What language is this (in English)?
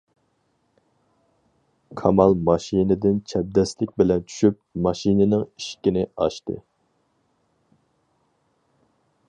Uyghur